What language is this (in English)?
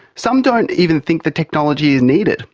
English